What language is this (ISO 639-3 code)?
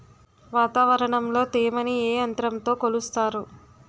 tel